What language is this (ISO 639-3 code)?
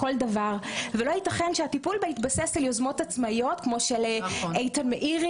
heb